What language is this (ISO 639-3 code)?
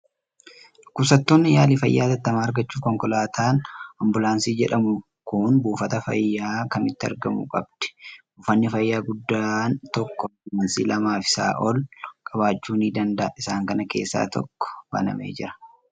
orm